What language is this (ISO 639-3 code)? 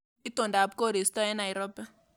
kln